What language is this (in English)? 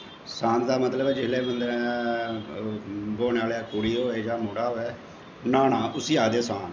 Dogri